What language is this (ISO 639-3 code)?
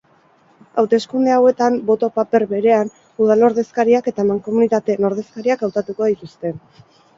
eus